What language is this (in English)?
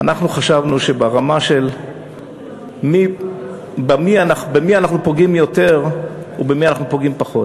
Hebrew